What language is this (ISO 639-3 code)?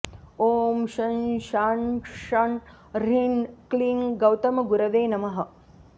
san